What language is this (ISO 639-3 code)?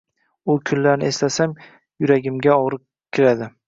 uzb